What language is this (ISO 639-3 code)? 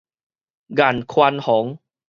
nan